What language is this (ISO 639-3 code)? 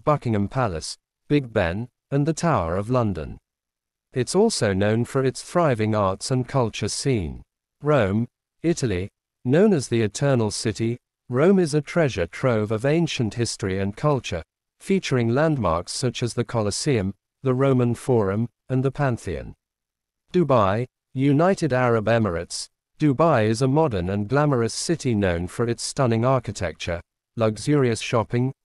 eng